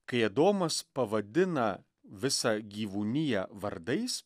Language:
Lithuanian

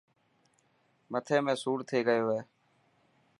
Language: Dhatki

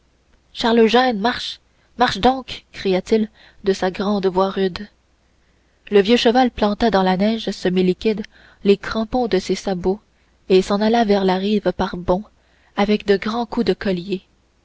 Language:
French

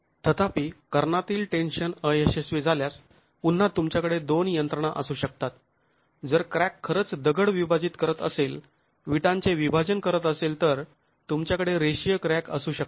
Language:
Marathi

